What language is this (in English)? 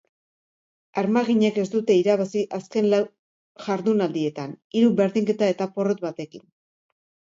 Basque